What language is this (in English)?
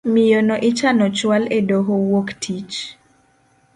Luo (Kenya and Tanzania)